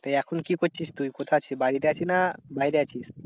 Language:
Bangla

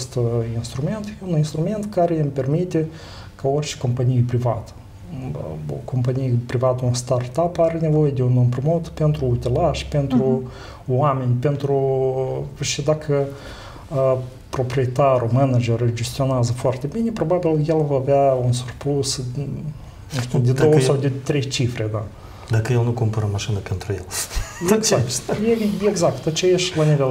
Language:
Romanian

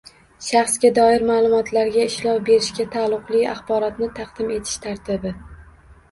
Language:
Uzbek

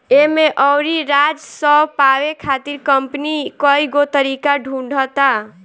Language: Bhojpuri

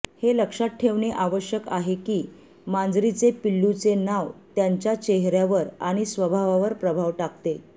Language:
Marathi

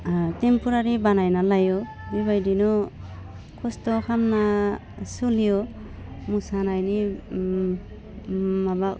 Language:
Bodo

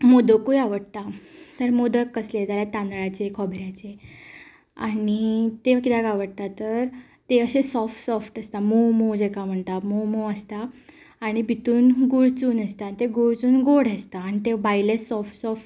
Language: Konkani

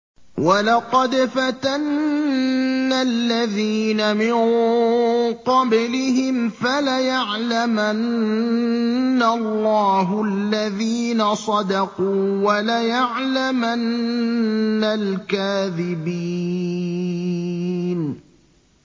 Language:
Arabic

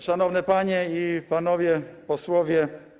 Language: Polish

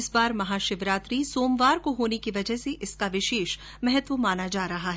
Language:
Hindi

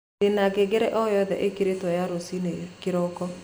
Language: Kikuyu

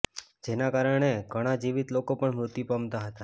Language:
Gujarati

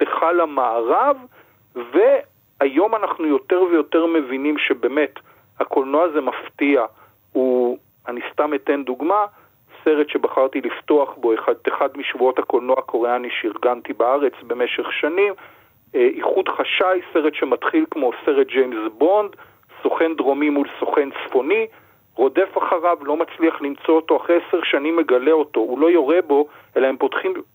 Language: Hebrew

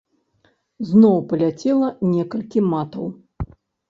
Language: Belarusian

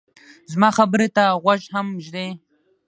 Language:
Pashto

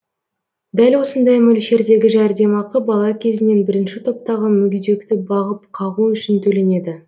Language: Kazakh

